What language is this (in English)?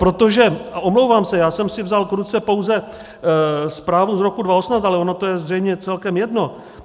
Czech